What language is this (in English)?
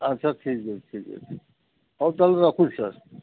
Odia